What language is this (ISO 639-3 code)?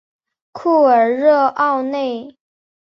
zho